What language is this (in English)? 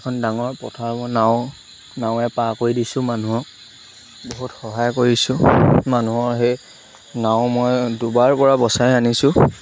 Assamese